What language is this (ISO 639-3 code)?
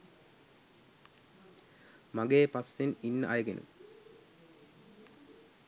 sin